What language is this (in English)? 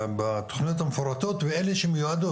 Hebrew